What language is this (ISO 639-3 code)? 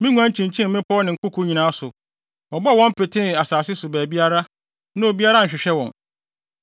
aka